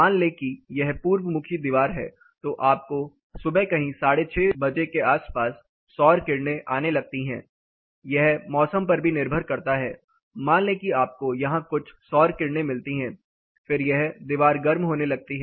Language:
Hindi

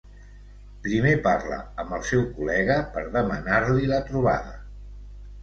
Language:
Catalan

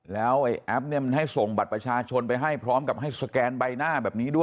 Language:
Thai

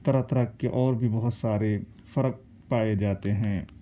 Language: Urdu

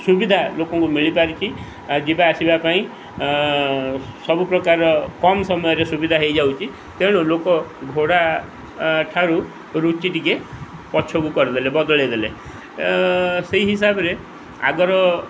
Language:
Odia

